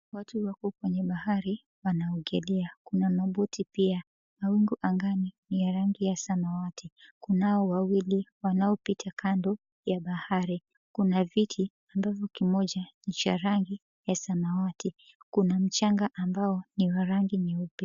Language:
Swahili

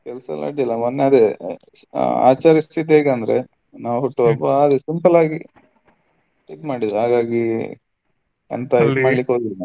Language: Kannada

